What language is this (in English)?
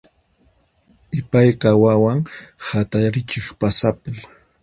Puno Quechua